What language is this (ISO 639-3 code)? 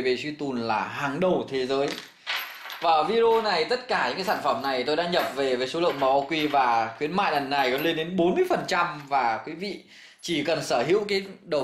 vie